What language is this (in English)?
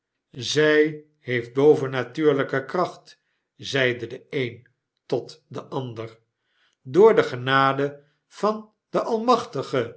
Dutch